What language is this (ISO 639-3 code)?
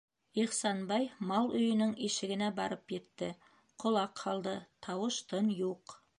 bak